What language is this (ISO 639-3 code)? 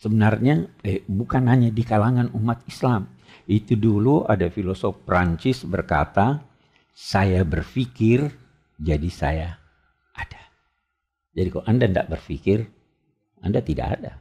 ind